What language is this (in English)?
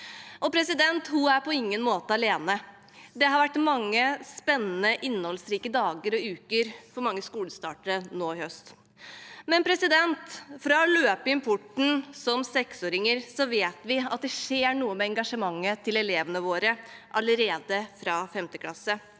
Norwegian